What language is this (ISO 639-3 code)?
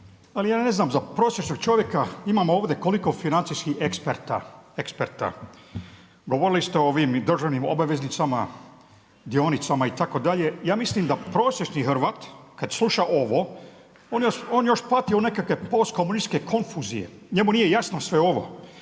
hrv